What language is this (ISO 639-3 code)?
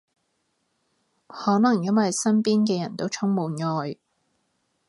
yue